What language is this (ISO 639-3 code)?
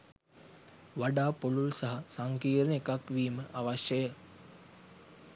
sin